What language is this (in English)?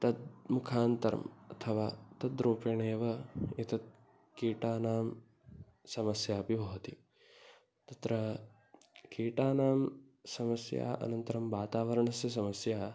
Sanskrit